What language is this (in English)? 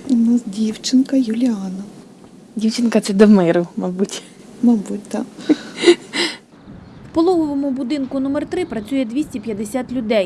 Ukrainian